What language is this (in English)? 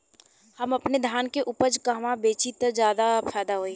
Bhojpuri